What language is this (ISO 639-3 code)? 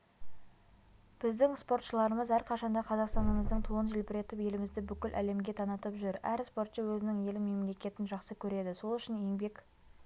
kaz